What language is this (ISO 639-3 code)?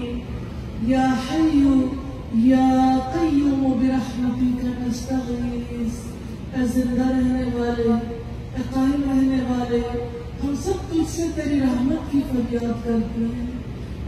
ara